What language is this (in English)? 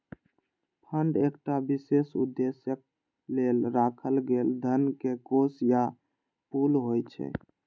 Maithili